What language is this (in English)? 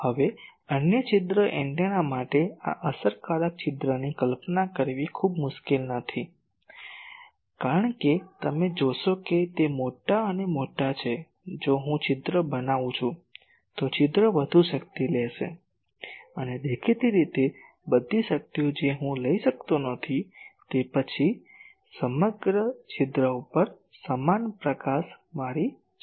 Gujarati